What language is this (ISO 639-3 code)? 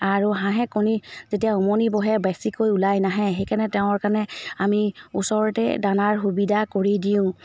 asm